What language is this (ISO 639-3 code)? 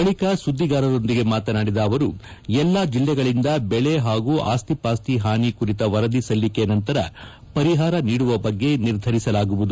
kan